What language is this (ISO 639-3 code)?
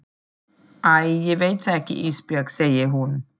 isl